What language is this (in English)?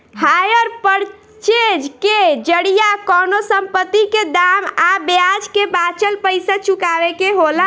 Bhojpuri